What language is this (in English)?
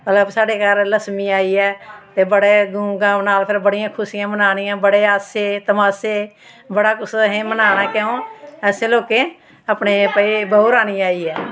Dogri